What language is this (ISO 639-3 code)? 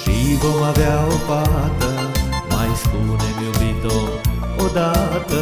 ron